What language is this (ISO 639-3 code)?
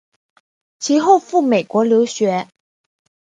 zho